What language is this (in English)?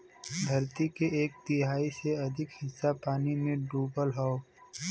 Bhojpuri